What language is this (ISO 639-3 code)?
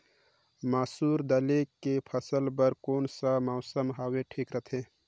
hne